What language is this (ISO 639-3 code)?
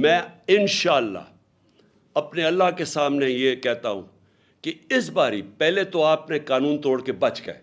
urd